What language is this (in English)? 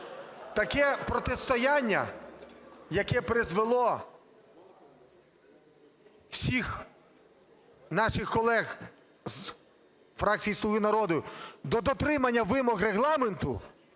Ukrainian